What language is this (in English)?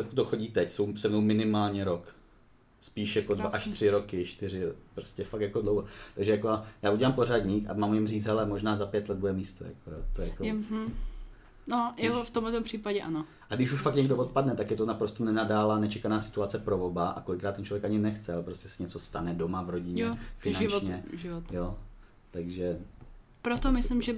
Czech